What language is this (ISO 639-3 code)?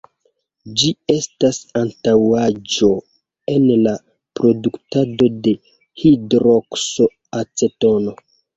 epo